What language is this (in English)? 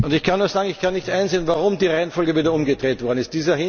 German